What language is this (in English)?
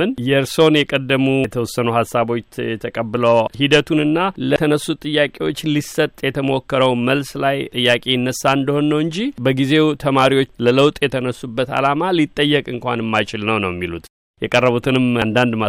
Amharic